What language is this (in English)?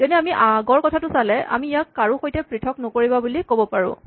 Assamese